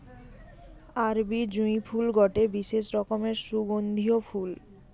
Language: Bangla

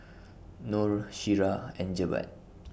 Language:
English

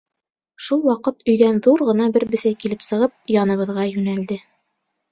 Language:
Bashkir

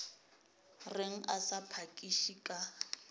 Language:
Northern Sotho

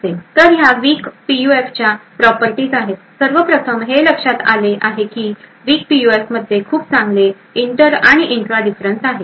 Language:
Marathi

